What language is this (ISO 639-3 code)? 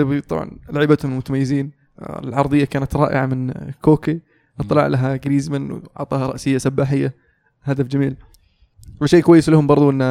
ara